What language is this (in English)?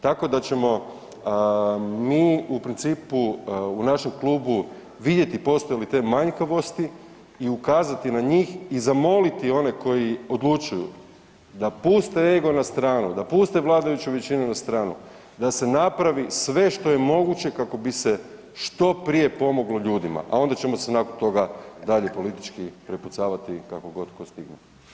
Croatian